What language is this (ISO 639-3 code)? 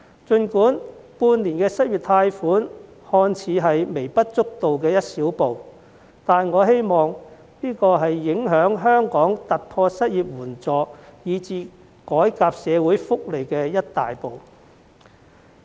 yue